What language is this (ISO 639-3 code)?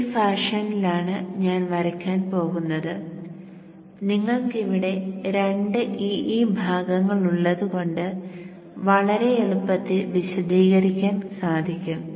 mal